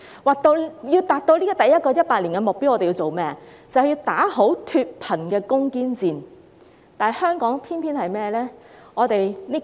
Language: Cantonese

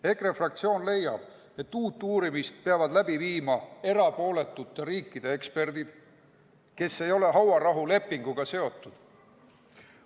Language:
Estonian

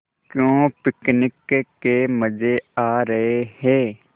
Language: Hindi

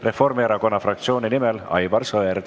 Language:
Estonian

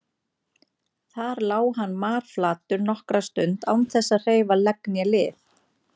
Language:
Icelandic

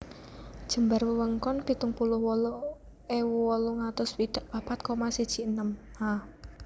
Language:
Javanese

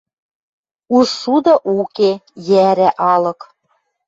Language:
Western Mari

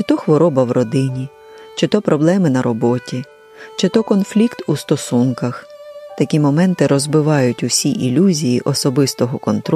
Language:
Ukrainian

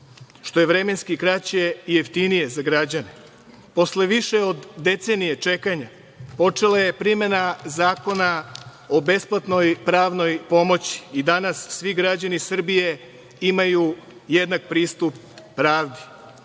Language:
Serbian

